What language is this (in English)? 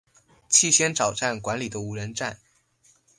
Chinese